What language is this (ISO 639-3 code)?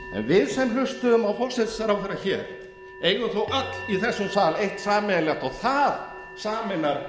isl